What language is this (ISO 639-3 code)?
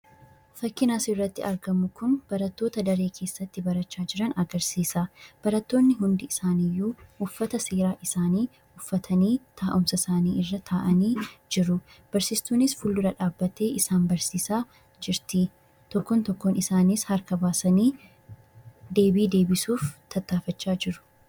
orm